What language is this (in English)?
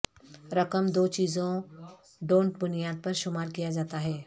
Urdu